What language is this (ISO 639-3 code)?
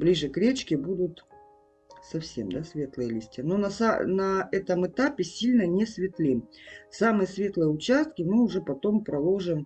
rus